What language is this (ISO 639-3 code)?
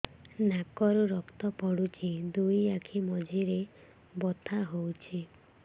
ori